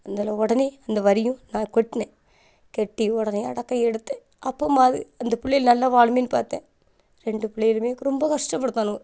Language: Tamil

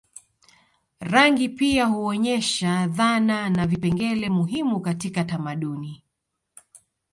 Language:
Swahili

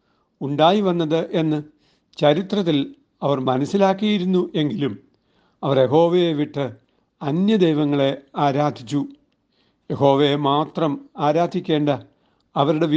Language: Malayalam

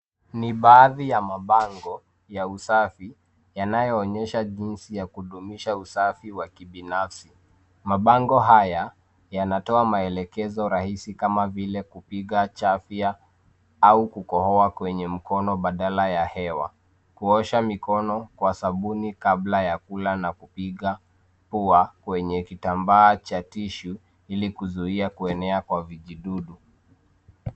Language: Swahili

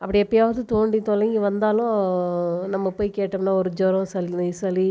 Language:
Tamil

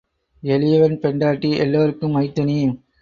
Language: Tamil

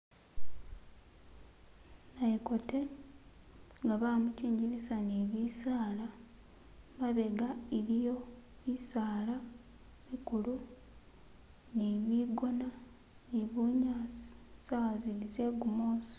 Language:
Masaaba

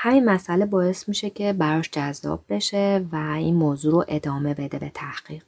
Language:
Persian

